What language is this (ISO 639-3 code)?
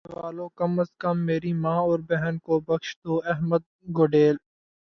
urd